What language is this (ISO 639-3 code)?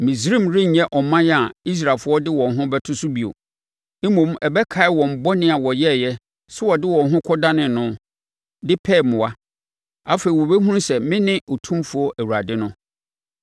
aka